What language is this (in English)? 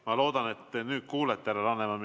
Estonian